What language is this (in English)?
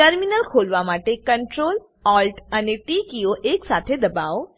Gujarati